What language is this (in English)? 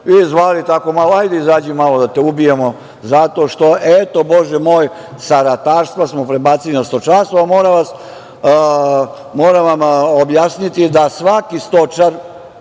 Serbian